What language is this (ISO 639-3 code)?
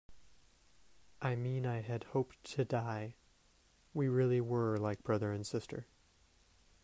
eng